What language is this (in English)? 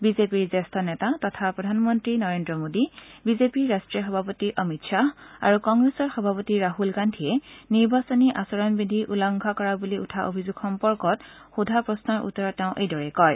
Assamese